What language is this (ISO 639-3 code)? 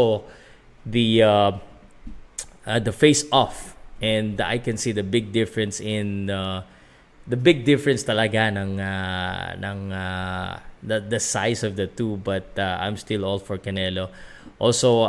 fil